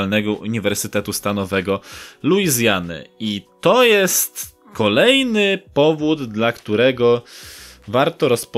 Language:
Polish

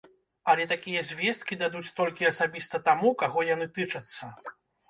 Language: Belarusian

